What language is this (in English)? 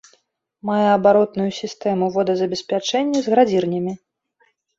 Belarusian